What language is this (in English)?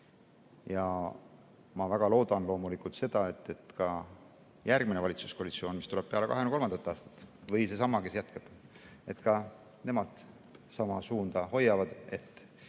Estonian